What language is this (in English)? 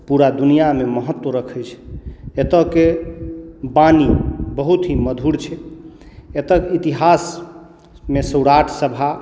Maithili